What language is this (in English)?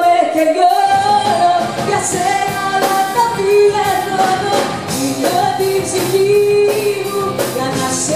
Arabic